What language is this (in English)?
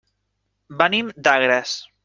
Catalan